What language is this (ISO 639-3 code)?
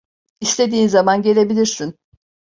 tur